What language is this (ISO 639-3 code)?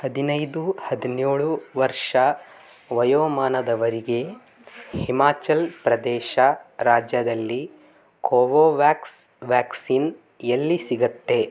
kan